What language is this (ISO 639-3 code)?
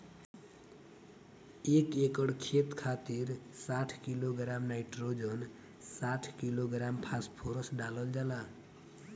bho